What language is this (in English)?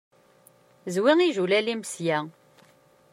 Kabyle